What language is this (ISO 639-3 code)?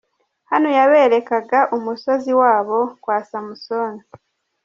kin